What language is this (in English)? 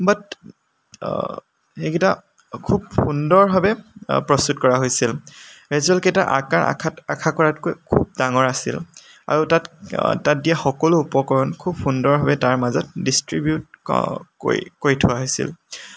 Assamese